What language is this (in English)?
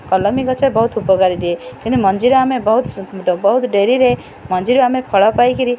Odia